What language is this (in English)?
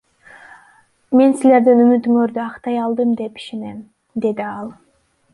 Kyrgyz